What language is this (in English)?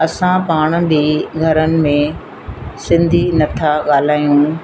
Sindhi